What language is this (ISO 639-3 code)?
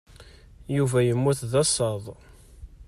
kab